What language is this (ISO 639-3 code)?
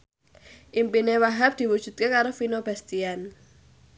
jav